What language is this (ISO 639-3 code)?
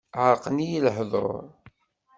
kab